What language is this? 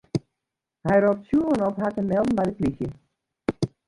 Western Frisian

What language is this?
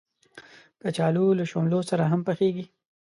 Pashto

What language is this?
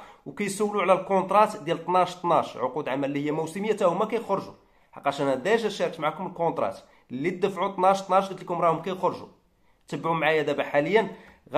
Arabic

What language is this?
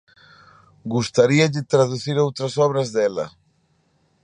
Galician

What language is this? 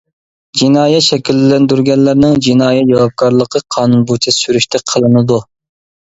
Uyghur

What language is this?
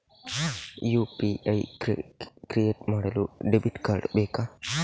Kannada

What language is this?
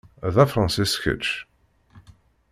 Kabyle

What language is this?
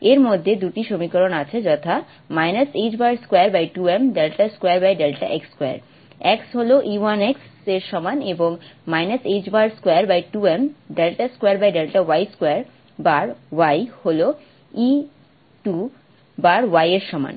Bangla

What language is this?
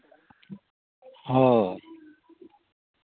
Santali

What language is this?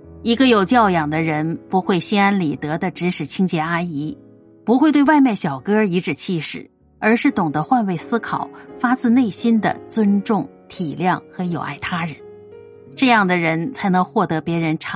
Chinese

